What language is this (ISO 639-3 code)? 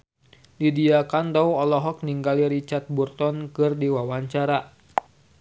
sun